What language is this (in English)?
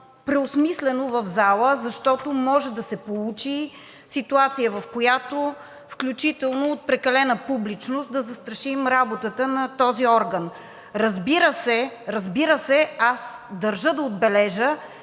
Bulgarian